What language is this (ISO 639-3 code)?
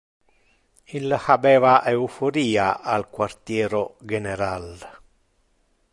ina